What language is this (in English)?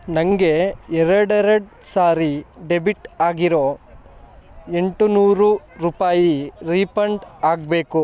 Kannada